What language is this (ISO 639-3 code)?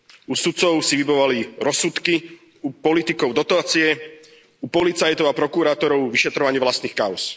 slk